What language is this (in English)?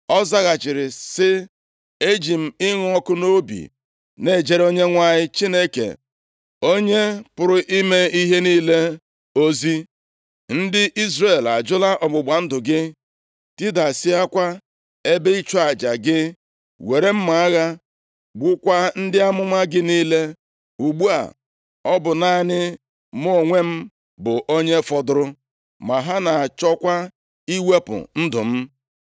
Igbo